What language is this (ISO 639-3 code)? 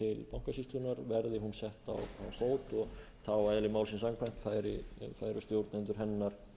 isl